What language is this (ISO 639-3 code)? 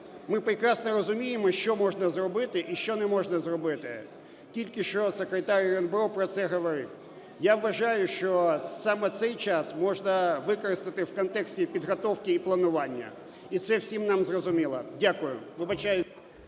ukr